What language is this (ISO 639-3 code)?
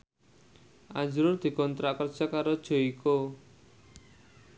jav